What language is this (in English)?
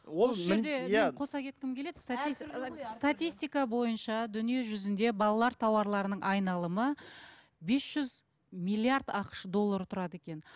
Kazakh